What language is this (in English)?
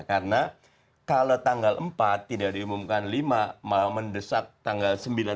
Indonesian